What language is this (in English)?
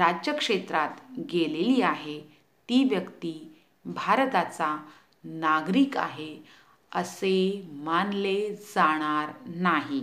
Hindi